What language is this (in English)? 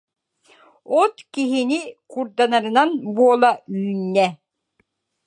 Yakut